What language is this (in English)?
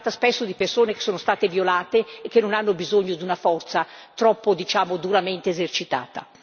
Italian